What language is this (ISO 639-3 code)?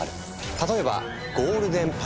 jpn